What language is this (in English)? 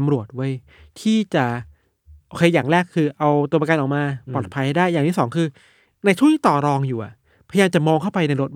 Thai